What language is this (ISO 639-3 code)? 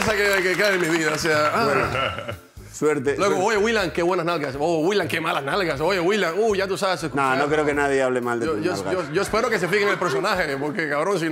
spa